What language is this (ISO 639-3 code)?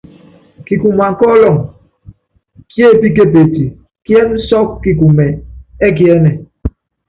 yav